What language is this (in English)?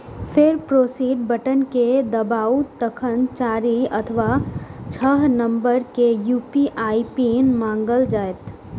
Maithili